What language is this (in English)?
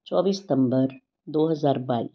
Punjabi